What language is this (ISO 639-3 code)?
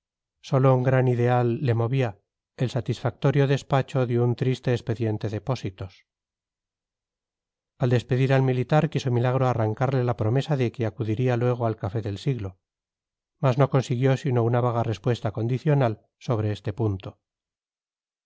spa